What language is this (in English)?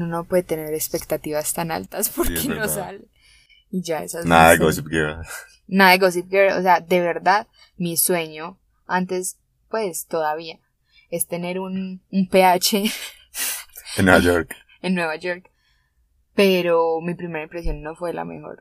Spanish